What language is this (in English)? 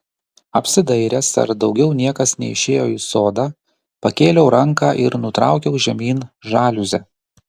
Lithuanian